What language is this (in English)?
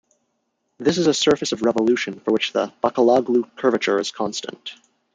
English